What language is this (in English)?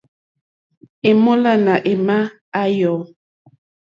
Mokpwe